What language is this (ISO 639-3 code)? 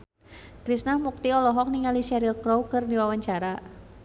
sun